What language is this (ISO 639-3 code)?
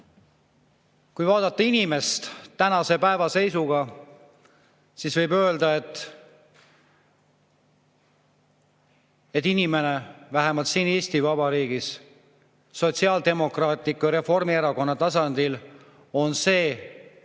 est